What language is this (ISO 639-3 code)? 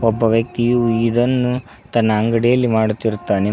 kan